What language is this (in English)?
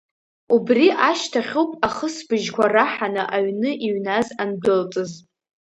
Abkhazian